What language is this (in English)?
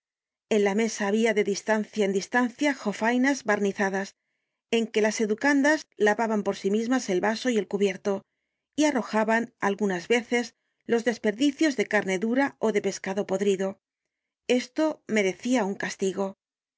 Spanish